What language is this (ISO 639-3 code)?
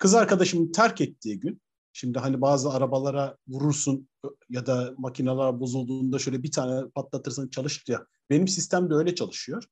tur